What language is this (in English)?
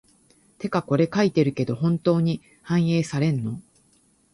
Japanese